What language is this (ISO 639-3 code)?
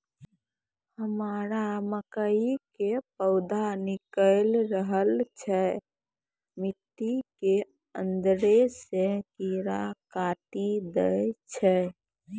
mai